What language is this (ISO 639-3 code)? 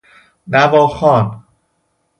fas